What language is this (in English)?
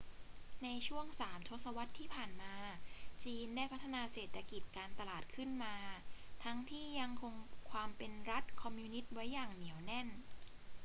Thai